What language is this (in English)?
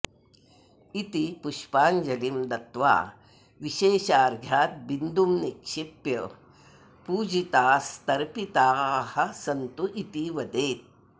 Sanskrit